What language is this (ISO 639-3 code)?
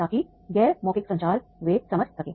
hin